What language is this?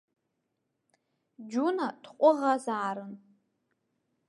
Abkhazian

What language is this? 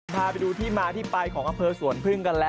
Thai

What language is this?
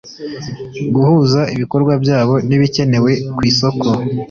Kinyarwanda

